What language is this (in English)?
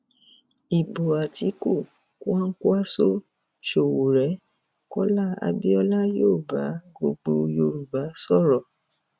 Yoruba